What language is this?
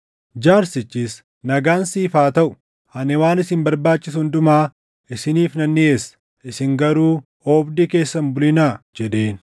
Oromo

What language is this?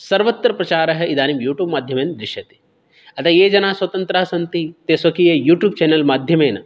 Sanskrit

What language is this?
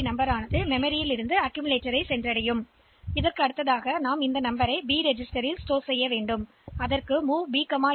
Tamil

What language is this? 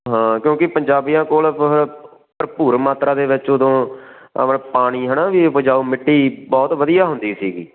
Punjabi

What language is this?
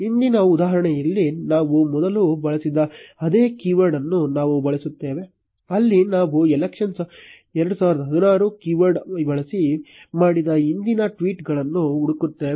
Kannada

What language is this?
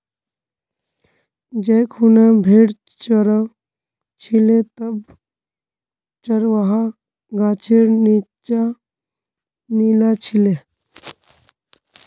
Magahi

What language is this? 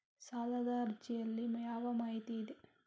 Kannada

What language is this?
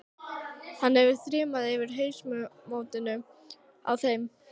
Icelandic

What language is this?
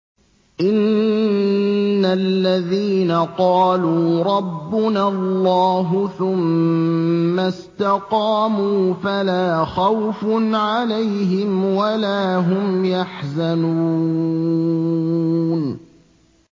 Arabic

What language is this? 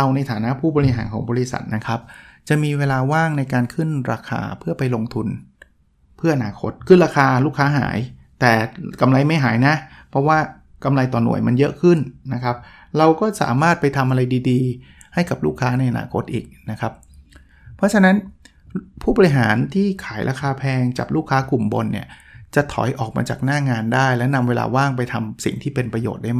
Thai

